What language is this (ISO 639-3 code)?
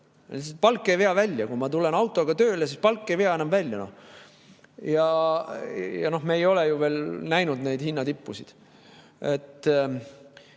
est